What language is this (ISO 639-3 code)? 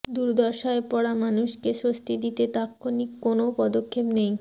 ben